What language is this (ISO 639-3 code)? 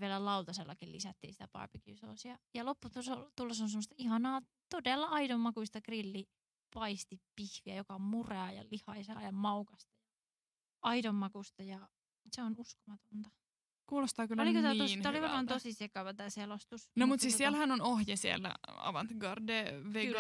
fin